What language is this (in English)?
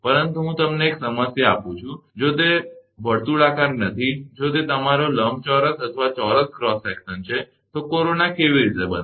Gujarati